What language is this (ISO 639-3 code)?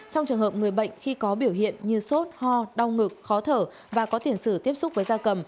vie